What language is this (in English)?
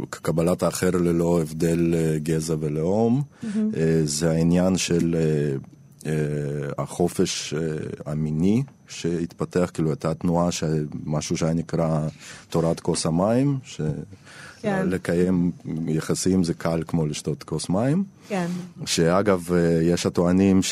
Hebrew